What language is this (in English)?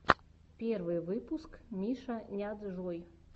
Russian